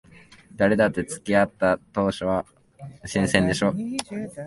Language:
Japanese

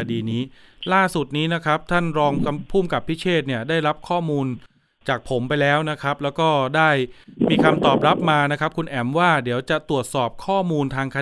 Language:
Thai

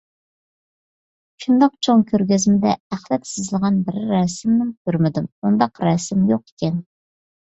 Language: Uyghur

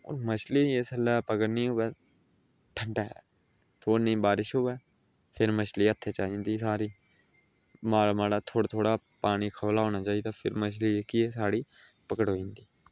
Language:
Dogri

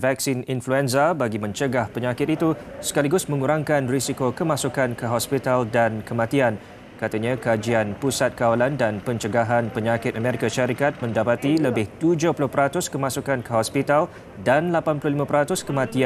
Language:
Malay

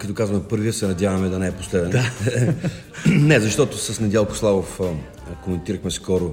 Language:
Bulgarian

